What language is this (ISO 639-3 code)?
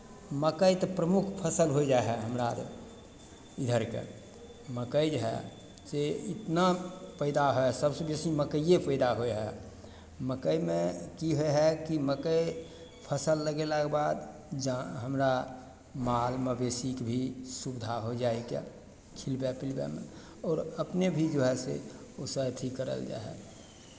mai